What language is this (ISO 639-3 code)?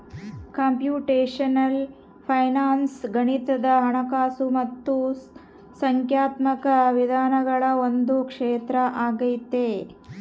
kan